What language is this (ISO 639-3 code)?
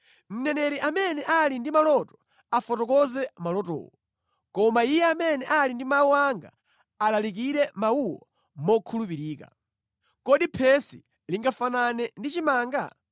nya